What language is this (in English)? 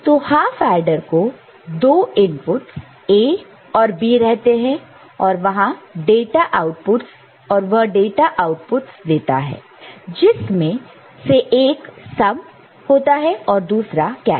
Hindi